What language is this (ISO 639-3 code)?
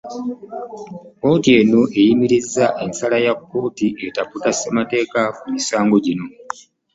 lug